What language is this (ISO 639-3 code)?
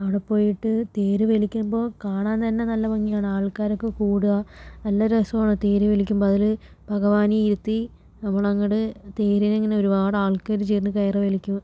mal